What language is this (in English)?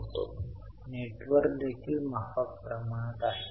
Marathi